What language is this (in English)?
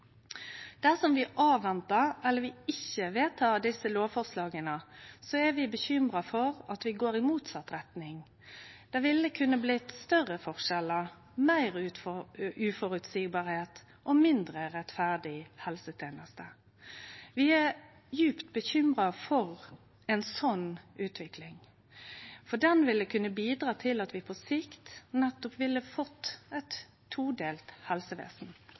Norwegian Nynorsk